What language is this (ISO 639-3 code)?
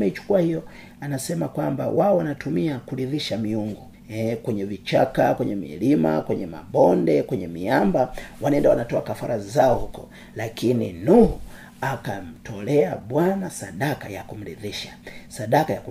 swa